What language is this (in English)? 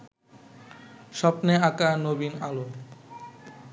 Bangla